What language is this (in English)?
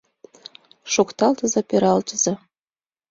Mari